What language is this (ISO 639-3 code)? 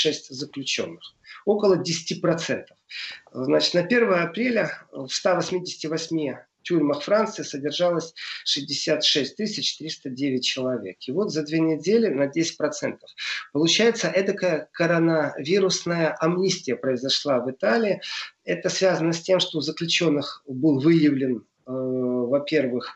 rus